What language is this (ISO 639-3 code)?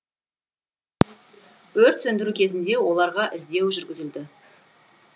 kaz